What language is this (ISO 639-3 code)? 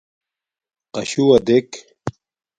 dmk